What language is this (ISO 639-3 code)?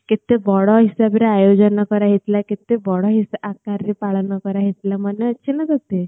ori